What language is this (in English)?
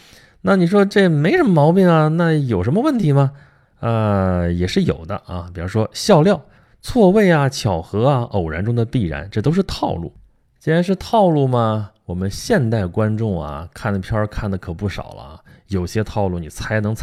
Chinese